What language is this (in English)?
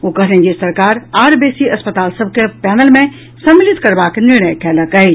Maithili